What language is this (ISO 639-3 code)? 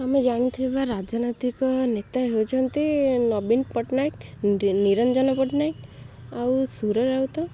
ori